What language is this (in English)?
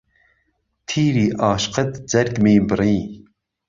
Central Kurdish